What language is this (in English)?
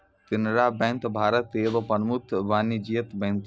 Maithili